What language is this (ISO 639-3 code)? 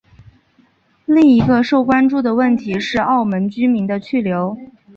zho